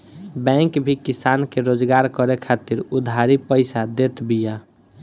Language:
Bhojpuri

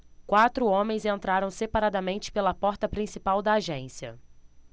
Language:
Portuguese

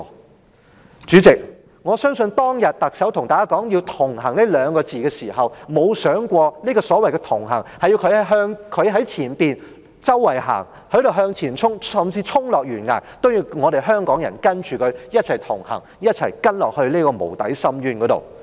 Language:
Cantonese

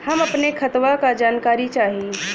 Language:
Bhojpuri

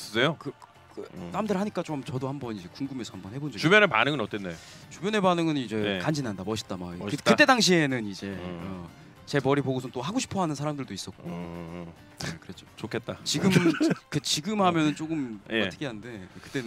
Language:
Korean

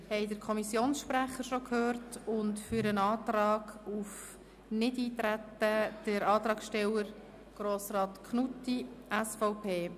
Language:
Swiss German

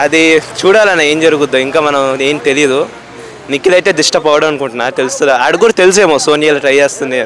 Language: Telugu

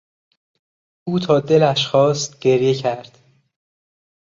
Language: Persian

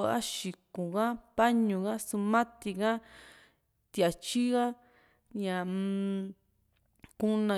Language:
Juxtlahuaca Mixtec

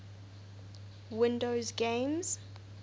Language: English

